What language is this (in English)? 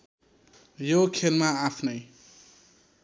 Nepali